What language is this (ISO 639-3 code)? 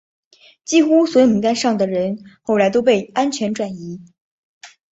zho